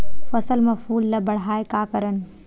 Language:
Chhattisgarhi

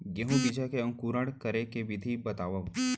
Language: Chhattisgarhi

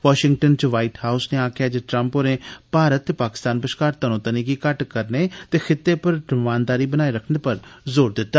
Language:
Dogri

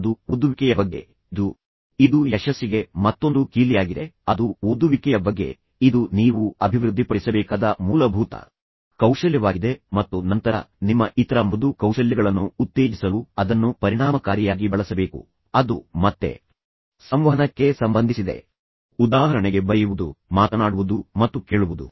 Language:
Kannada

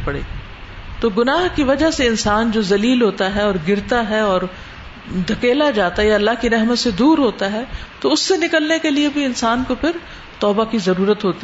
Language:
Urdu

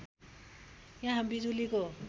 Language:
Nepali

